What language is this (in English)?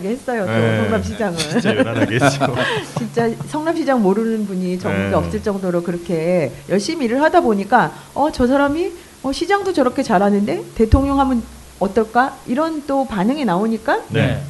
Korean